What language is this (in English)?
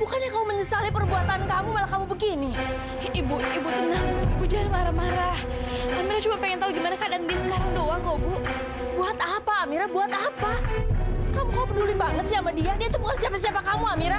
Indonesian